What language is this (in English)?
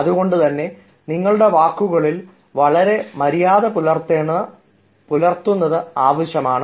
Malayalam